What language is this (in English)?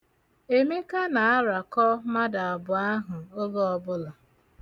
Igbo